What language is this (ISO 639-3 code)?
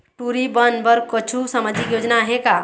hne